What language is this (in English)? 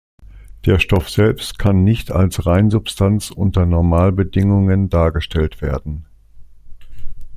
German